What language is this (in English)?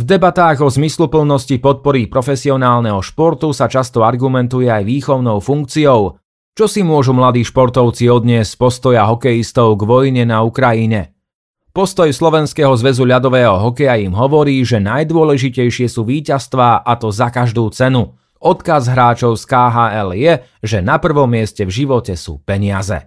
Slovak